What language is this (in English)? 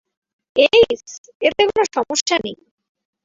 Bangla